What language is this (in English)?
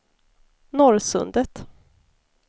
Swedish